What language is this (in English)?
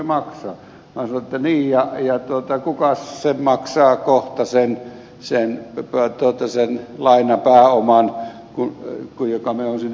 Finnish